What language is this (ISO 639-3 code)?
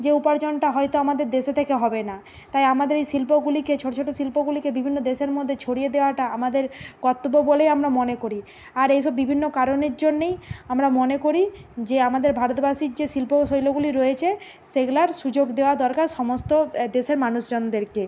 ben